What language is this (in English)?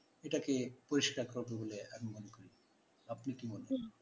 Bangla